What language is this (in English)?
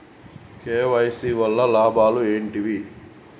Telugu